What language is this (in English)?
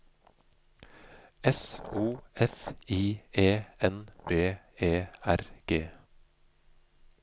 Norwegian